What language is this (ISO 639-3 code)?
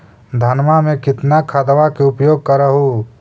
mag